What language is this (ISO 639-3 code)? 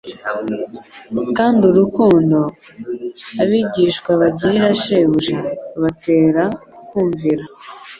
kin